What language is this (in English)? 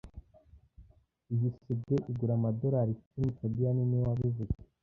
Kinyarwanda